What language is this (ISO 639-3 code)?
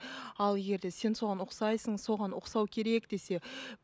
kaz